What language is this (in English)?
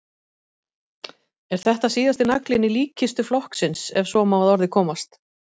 Icelandic